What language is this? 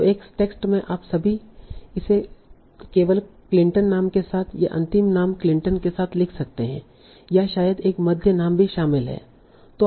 Hindi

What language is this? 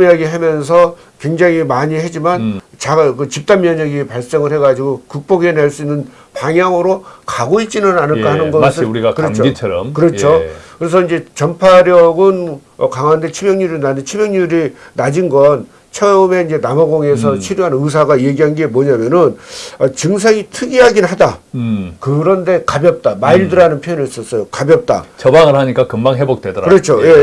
Korean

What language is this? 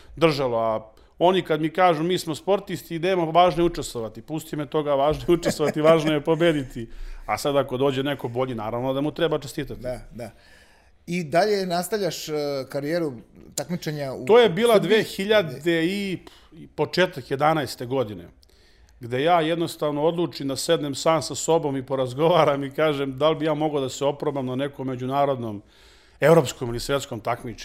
Croatian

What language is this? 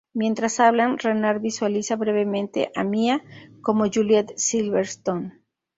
Spanish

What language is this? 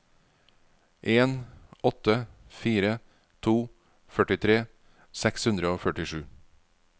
Norwegian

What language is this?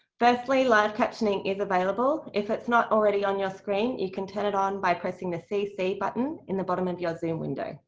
English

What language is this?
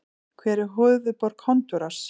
Icelandic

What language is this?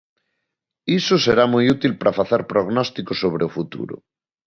Galician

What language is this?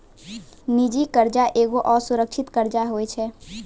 Maithili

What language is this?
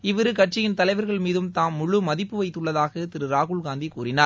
Tamil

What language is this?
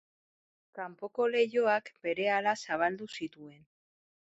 Basque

